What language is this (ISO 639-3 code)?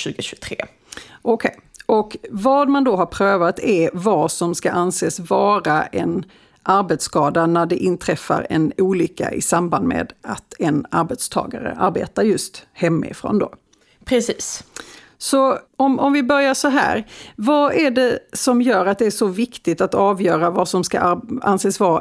swe